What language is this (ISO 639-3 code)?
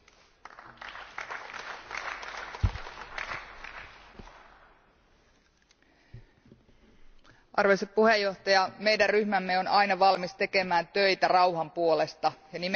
fin